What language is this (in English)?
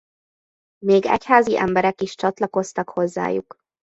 Hungarian